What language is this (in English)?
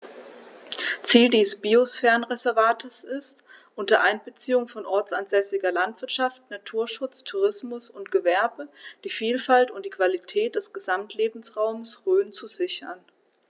German